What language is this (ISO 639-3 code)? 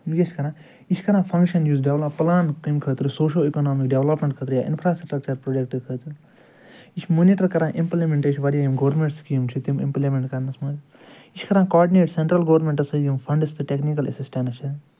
kas